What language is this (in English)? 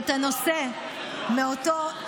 Hebrew